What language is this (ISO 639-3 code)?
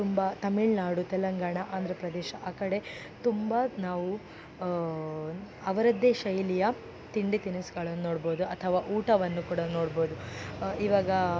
kan